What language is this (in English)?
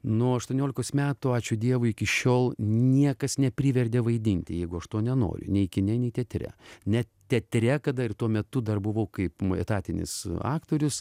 Lithuanian